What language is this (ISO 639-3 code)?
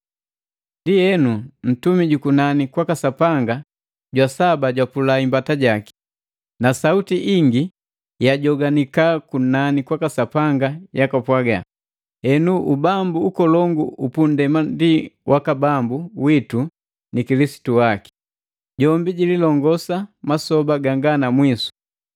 mgv